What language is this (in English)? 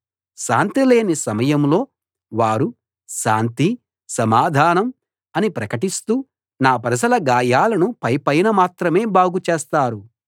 Telugu